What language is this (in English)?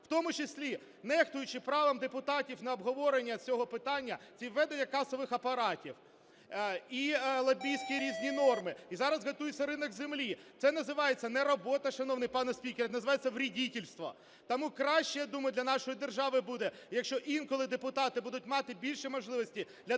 Ukrainian